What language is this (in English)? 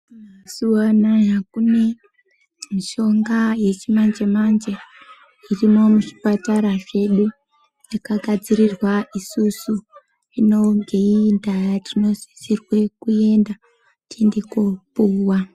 Ndau